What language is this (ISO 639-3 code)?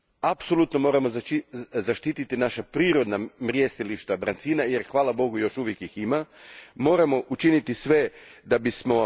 hrv